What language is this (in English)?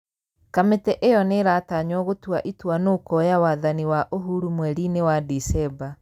Kikuyu